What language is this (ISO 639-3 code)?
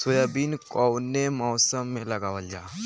bho